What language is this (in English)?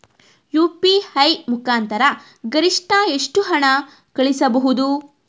Kannada